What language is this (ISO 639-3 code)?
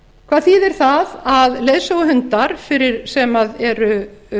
isl